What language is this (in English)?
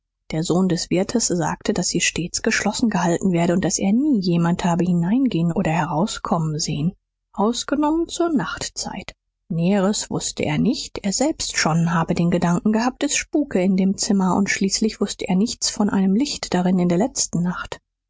German